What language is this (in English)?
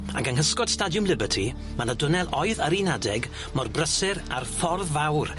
Welsh